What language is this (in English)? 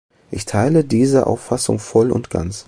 German